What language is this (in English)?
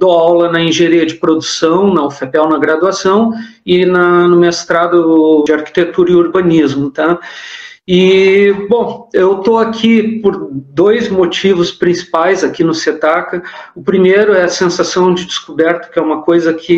Portuguese